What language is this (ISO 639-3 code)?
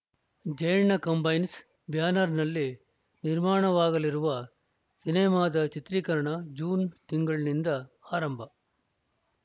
kan